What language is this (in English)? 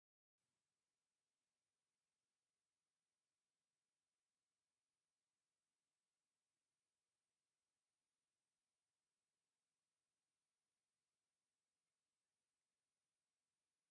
Tigrinya